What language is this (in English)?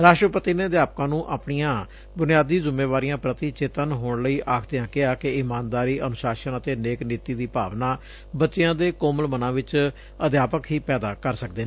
Punjabi